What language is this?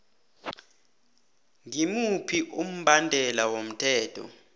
South Ndebele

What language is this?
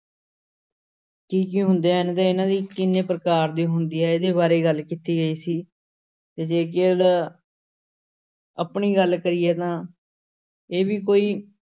Punjabi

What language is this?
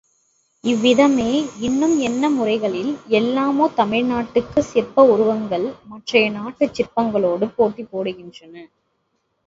Tamil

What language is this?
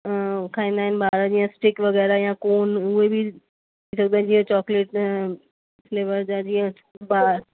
Sindhi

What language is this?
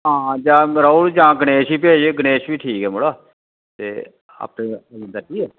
Dogri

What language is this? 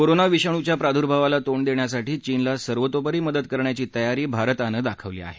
Marathi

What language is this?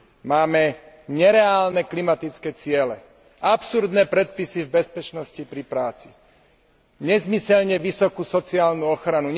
Slovak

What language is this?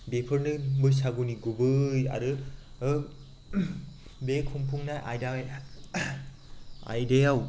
Bodo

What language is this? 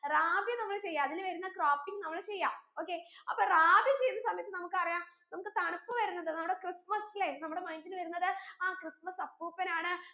Malayalam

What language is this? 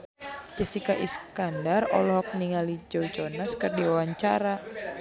Sundanese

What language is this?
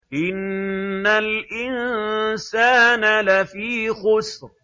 Arabic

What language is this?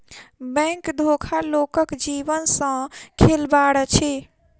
Maithili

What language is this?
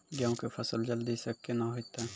Maithili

